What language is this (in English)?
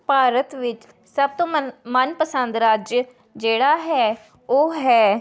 Punjabi